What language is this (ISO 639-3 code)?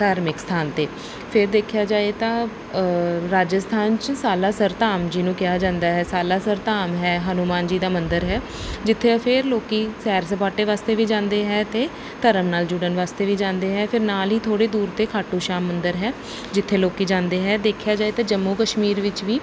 pan